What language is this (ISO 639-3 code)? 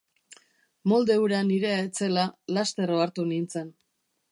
eus